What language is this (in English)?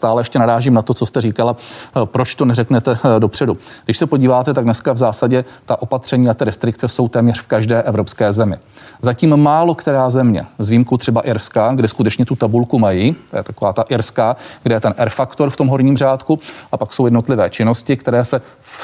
Czech